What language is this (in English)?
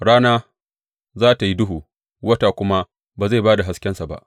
Hausa